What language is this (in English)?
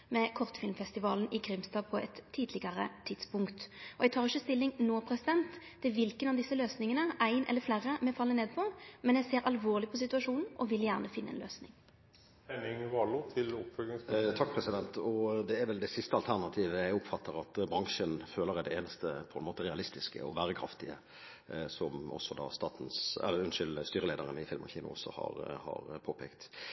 Norwegian